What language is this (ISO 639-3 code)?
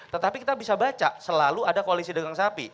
ind